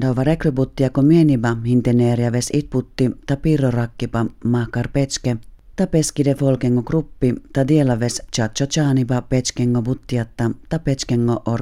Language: Finnish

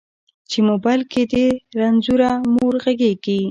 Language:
Pashto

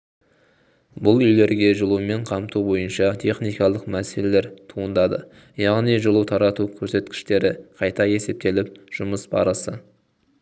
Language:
Kazakh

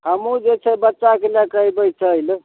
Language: Maithili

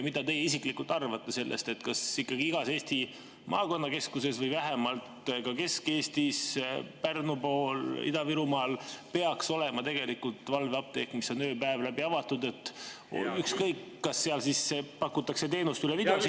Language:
Estonian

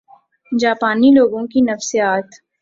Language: Urdu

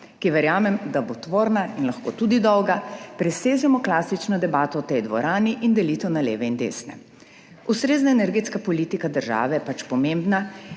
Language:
Slovenian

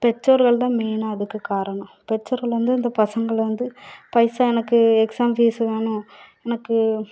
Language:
Tamil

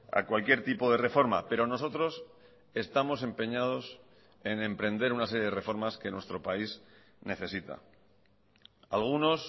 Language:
Spanish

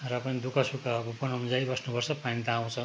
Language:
Nepali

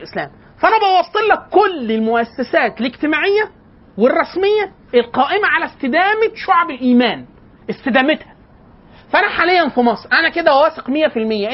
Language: Arabic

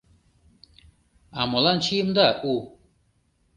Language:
Mari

